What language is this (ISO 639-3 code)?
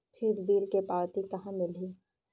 hne